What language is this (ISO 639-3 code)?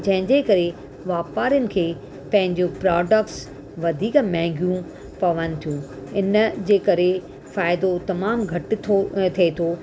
snd